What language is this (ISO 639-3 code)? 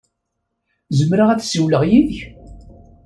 kab